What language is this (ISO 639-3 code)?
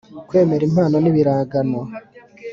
kin